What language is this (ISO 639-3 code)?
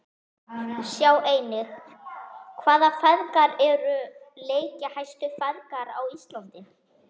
isl